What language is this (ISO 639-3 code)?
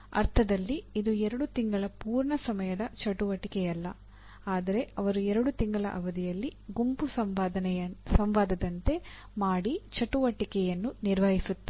kan